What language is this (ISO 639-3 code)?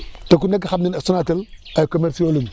wol